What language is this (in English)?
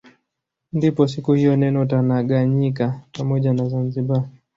Swahili